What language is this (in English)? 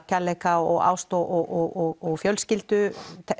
Icelandic